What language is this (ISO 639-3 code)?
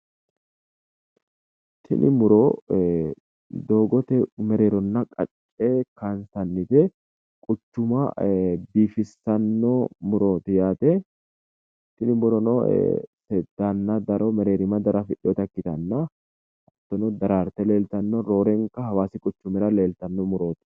sid